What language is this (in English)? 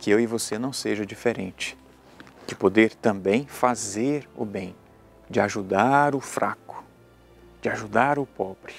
Portuguese